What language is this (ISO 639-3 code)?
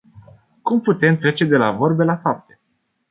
ron